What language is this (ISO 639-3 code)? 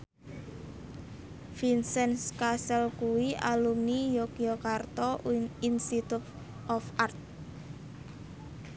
jav